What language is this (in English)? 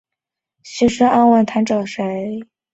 Chinese